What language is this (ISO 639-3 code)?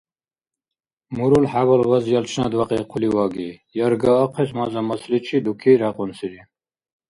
dar